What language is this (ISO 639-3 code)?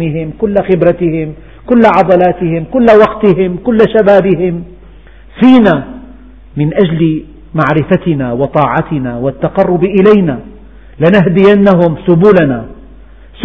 ara